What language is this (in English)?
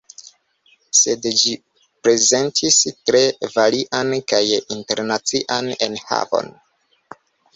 Esperanto